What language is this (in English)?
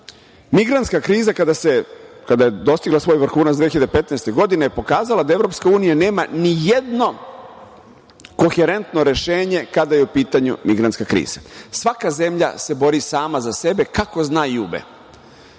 Serbian